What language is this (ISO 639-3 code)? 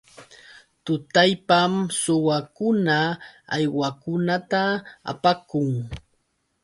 qux